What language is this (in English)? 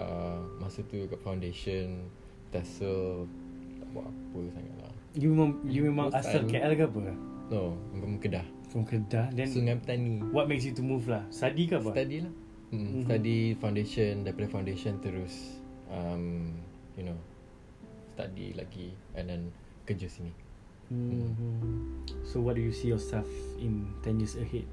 Malay